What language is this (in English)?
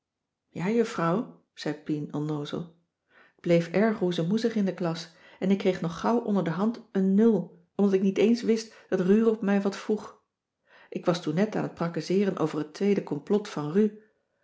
Dutch